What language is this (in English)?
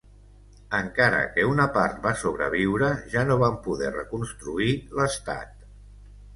Catalan